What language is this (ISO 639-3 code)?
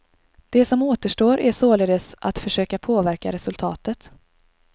swe